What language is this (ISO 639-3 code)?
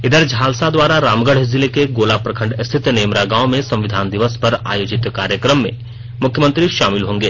hin